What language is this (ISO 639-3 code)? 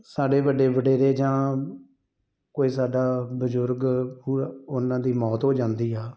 pan